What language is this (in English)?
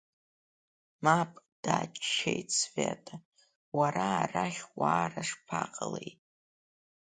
Abkhazian